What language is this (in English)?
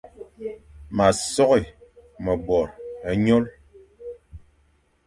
Fang